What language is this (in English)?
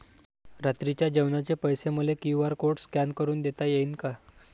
Marathi